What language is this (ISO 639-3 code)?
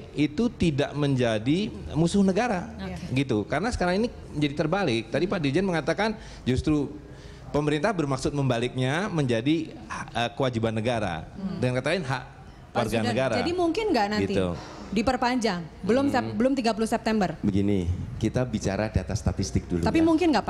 ind